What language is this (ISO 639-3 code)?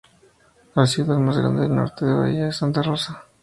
spa